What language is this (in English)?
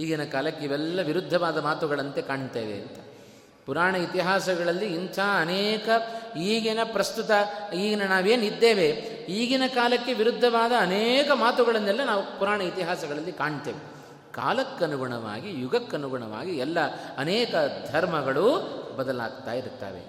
Kannada